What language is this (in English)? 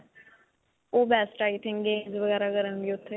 Punjabi